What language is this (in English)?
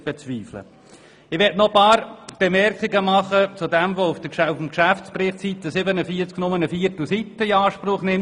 Swiss German